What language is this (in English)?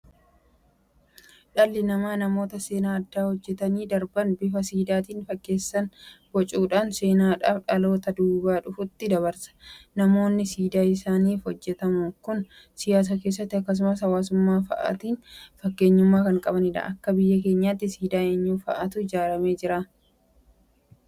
Oromo